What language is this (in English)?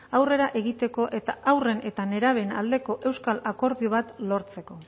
Basque